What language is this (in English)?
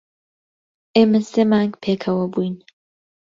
Central Kurdish